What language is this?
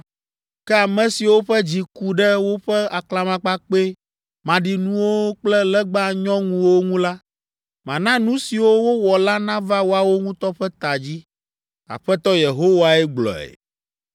Ewe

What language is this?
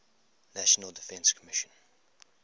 English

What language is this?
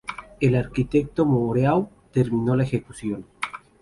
Spanish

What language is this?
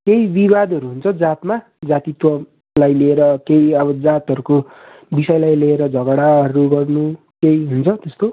Nepali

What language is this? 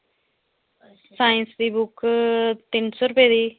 Dogri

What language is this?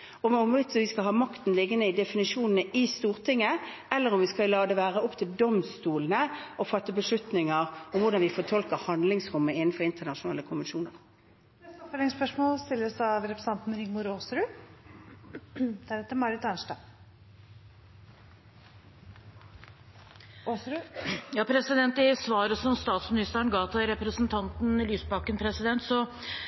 Norwegian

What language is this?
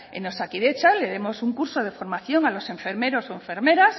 Spanish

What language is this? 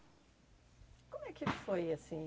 Portuguese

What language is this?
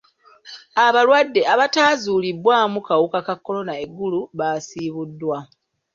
Ganda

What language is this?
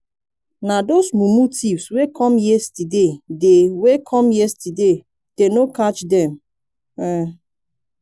Nigerian Pidgin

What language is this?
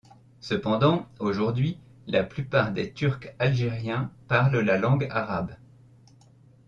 French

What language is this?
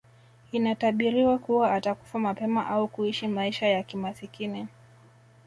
Swahili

